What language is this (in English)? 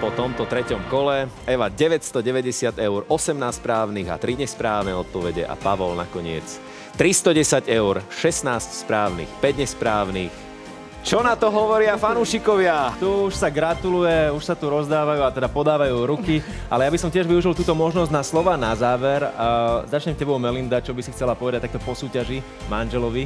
Slovak